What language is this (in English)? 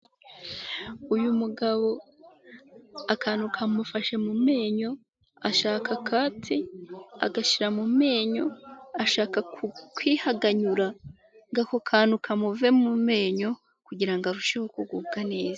Kinyarwanda